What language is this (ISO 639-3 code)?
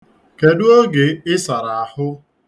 ibo